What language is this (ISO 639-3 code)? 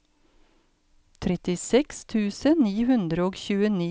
nor